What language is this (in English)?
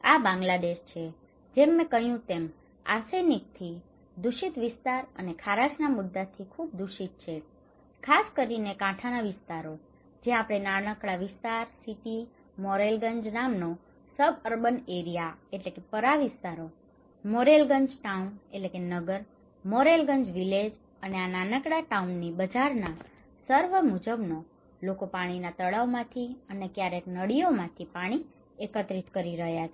Gujarati